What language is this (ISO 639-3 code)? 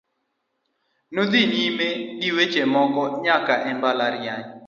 luo